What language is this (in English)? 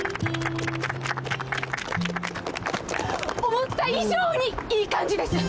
Japanese